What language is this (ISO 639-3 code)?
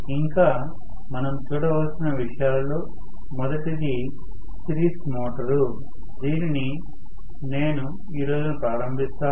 tel